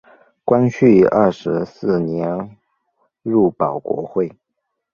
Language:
Chinese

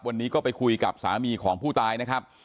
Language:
Thai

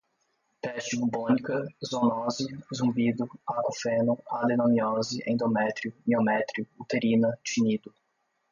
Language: Portuguese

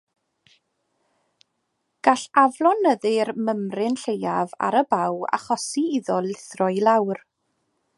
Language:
Welsh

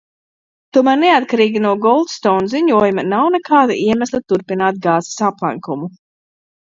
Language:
Latvian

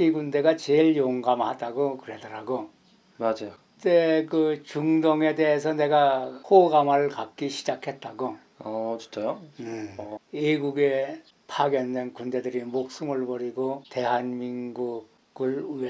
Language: Korean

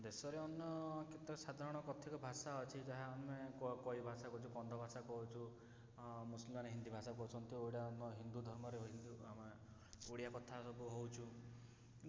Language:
Odia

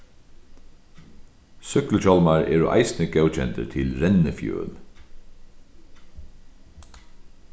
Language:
Faroese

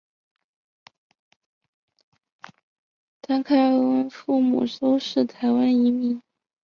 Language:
Chinese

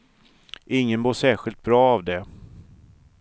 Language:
Swedish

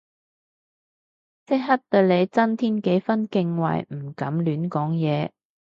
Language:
Cantonese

